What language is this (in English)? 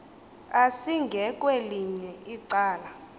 Xhosa